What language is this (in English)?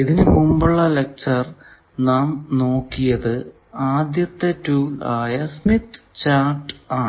Malayalam